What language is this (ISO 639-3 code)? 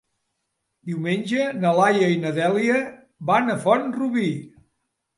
cat